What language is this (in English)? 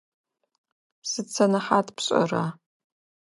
Adyghe